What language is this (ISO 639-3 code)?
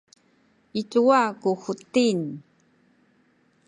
szy